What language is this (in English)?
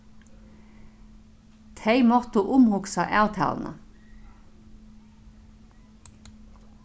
Faroese